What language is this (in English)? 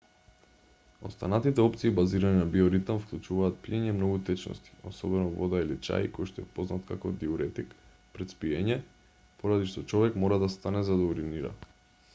Macedonian